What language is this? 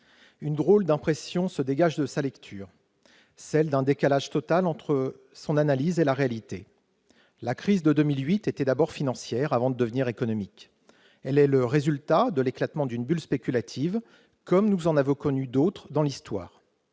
French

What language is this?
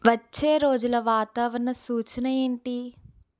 Telugu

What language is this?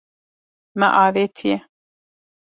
Kurdish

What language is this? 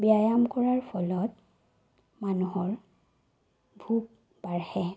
Assamese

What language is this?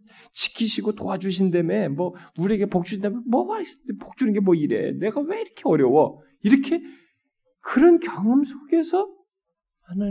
Korean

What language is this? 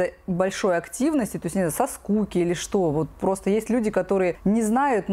Russian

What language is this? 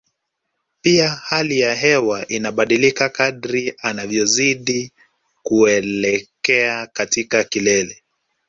Swahili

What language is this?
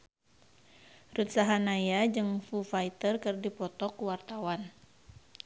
Sundanese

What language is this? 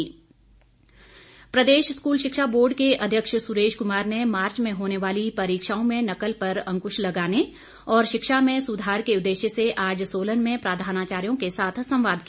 Hindi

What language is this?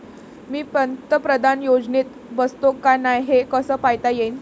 Marathi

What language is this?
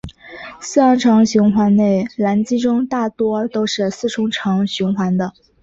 Chinese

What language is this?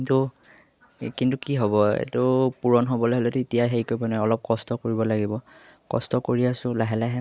Assamese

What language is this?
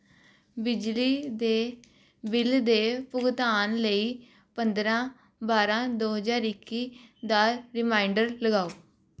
Punjabi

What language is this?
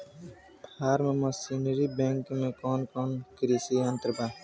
Bhojpuri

